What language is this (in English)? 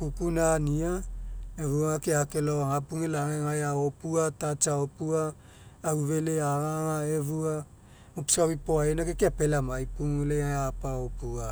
Mekeo